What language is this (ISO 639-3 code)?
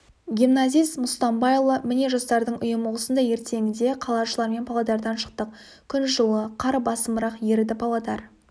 kaz